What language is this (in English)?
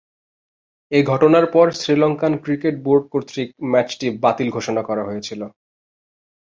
Bangla